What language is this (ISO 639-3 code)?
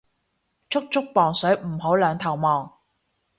yue